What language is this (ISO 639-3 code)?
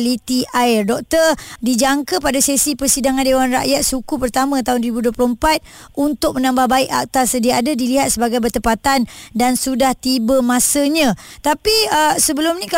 msa